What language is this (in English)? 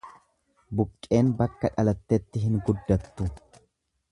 Oromo